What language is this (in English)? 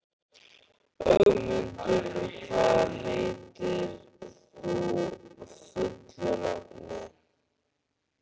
Icelandic